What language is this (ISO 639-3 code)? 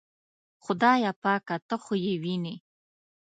pus